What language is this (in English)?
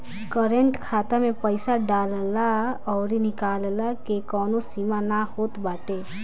Bhojpuri